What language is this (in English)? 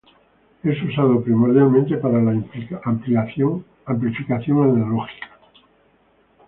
Spanish